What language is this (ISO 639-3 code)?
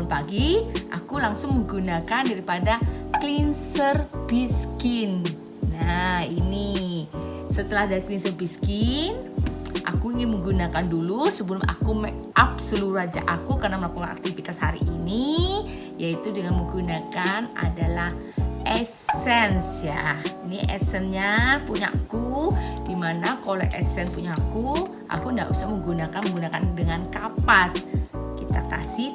ind